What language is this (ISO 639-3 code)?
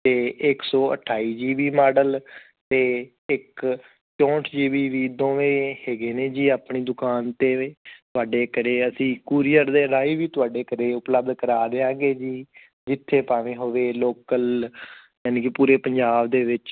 pan